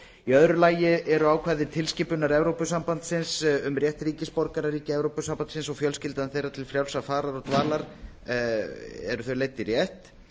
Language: Icelandic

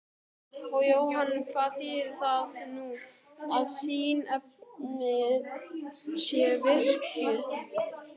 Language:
Icelandic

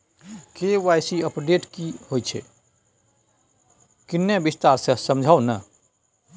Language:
Maithili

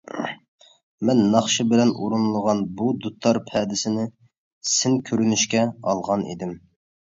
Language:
Uyghur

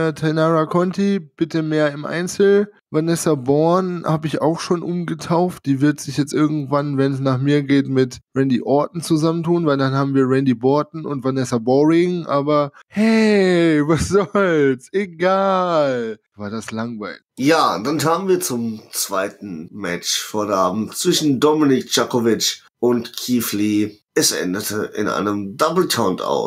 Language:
German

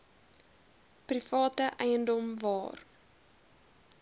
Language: Afrikaans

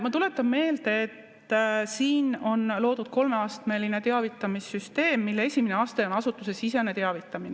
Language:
Estonian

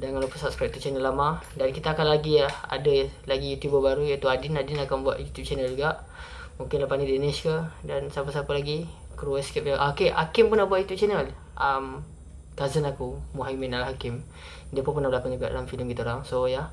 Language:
Malay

